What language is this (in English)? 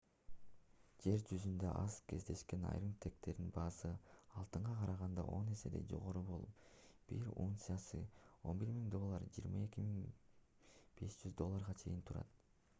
Kyrgyz